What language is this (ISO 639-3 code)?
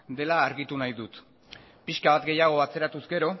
eus